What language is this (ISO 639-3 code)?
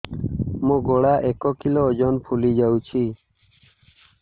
ori